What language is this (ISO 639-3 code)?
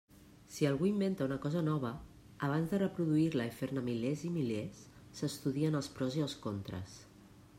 cat